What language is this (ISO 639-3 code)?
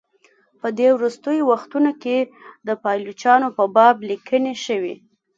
pus